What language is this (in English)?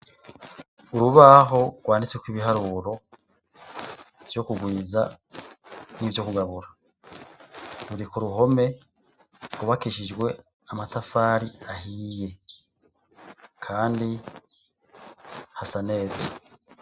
Rundi